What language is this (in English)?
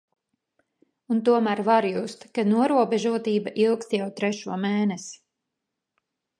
Latvian